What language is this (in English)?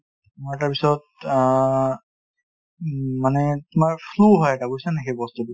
Assamese